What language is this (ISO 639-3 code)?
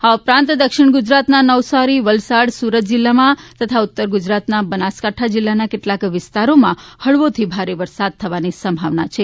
guj